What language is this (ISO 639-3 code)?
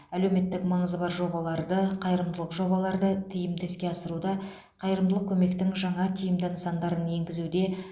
kaz